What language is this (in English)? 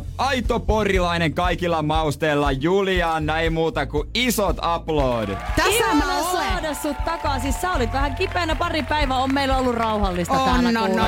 Finnish